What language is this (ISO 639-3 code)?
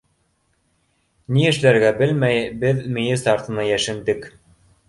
bak